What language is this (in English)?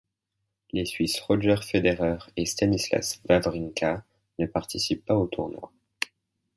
French